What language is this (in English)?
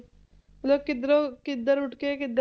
Punjabi